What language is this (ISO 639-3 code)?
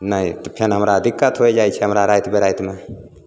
mai